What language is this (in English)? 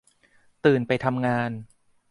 Thai